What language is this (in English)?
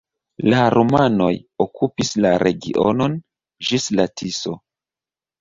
Esperanto